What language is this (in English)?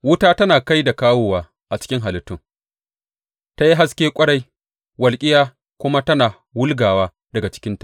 Hausa